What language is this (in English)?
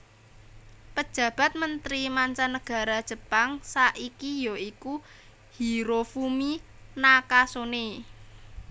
Javanese